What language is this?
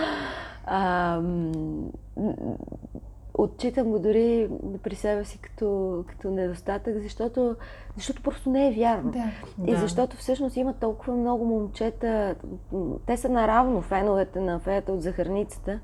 Bulgarian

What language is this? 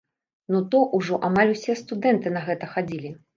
Belarusian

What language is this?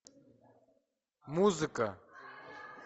Russian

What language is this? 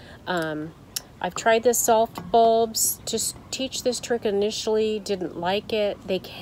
English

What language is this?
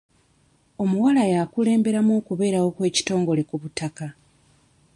Ganda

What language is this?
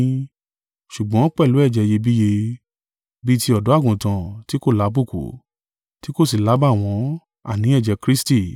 Yoruba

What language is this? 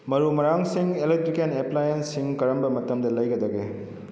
Manipuri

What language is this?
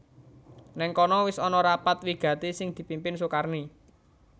Javanese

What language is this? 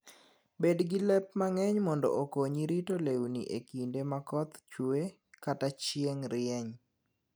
Luo (Kenya and Tanzania)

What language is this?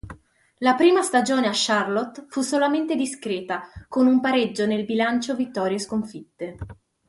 Italian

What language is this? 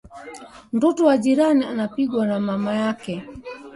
Swahili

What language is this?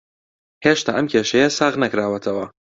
Central Kurdish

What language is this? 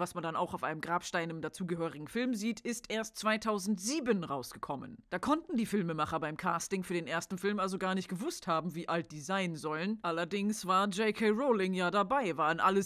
German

